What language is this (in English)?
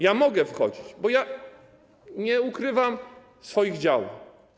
Polish